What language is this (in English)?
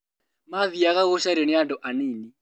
Kikuyu